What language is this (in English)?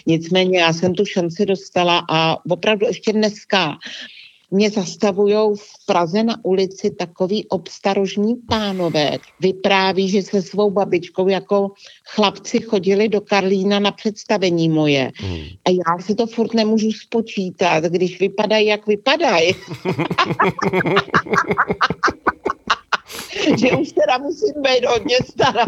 Czech